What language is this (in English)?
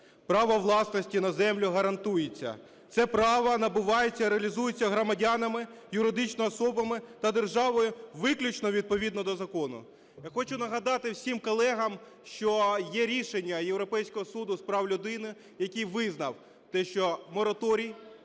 Ukrainian